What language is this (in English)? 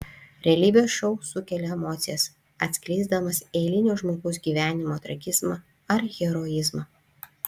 Lithuanian